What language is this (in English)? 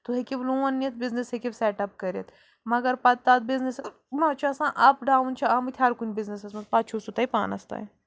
Kashmiri